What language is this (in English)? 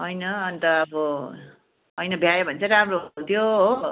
Nepali